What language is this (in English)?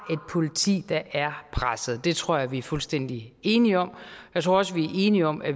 Danish